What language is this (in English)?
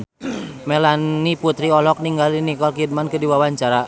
Sundanese